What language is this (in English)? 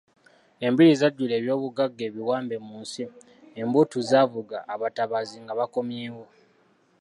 Ganda